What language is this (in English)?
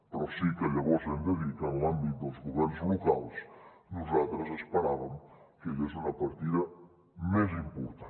Catalan